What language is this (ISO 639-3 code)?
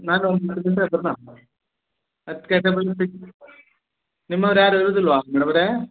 kan